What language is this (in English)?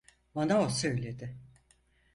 Turkish